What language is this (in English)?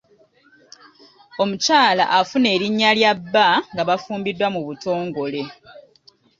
Ganda